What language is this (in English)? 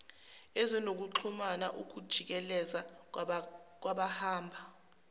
Zulu